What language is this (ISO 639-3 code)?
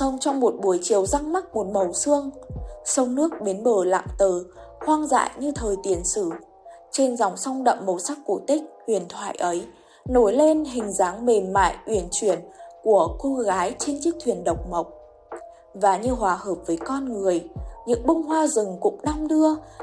vie